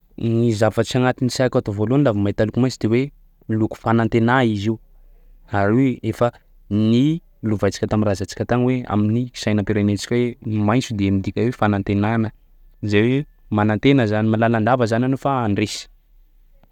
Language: Sakalava Malagasy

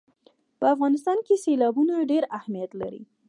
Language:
Pashto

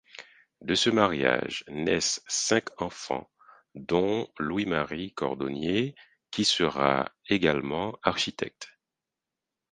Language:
French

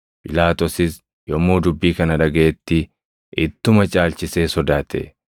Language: Oromo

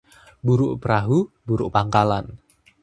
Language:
Indonesian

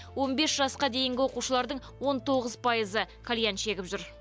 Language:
Kazakh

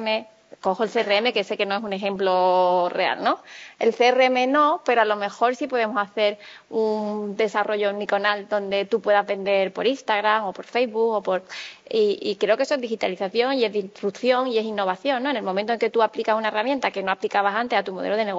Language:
Spanish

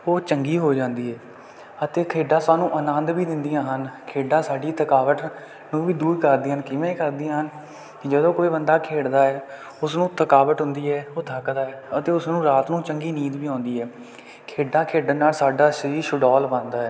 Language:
Punjabi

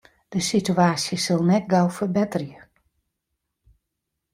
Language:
Western Frisian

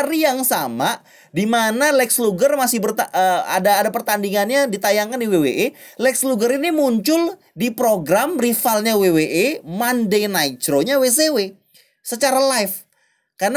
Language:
Indonesian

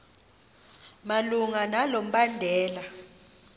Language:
Xhosa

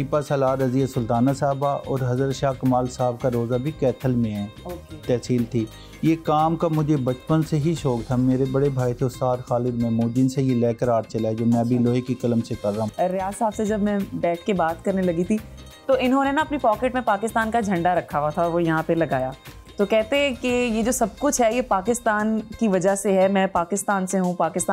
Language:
Hindi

